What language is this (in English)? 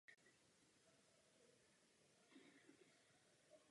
Czech